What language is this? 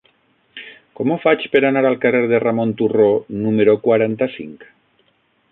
Catalan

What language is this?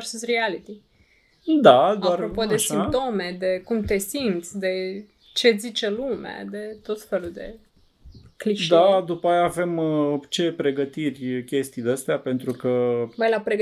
Romanian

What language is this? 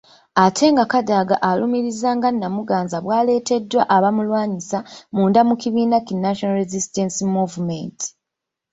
Ganda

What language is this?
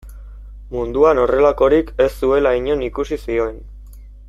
Basque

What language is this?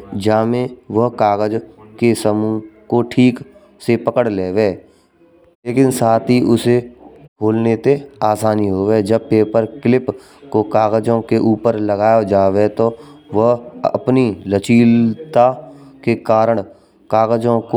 Braj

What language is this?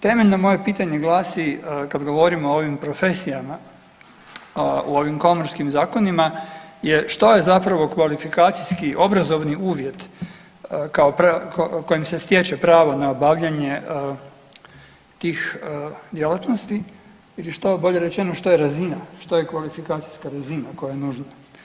Croatian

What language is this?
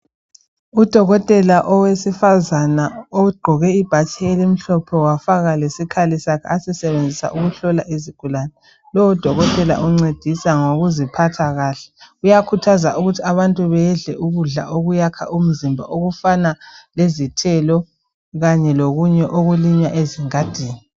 North Ndebele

